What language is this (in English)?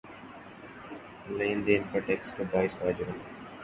Urdu